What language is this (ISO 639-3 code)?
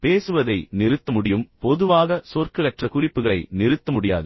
tam